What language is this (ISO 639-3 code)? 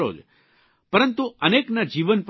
guj